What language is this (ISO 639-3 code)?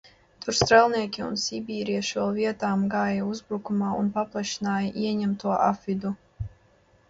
lav